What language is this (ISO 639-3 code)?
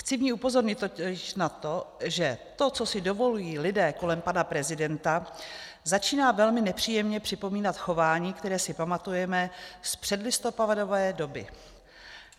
ces